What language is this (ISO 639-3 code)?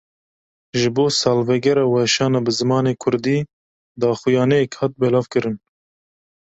kur